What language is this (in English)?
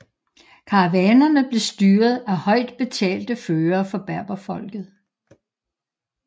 Danish